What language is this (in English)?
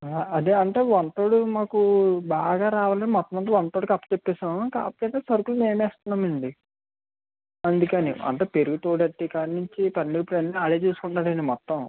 Telugu